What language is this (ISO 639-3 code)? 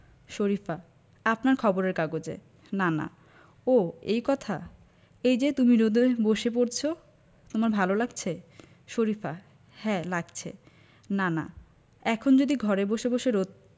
ben